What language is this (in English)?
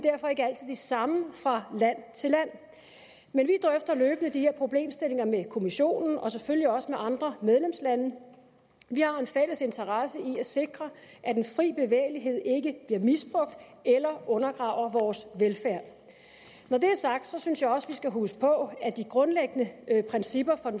Danish